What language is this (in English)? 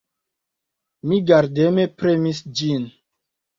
Esperanto